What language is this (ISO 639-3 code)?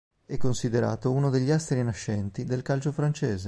ita